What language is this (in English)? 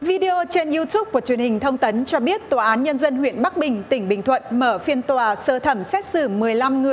Vietnamese